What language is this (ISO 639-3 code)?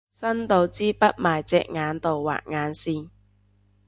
yue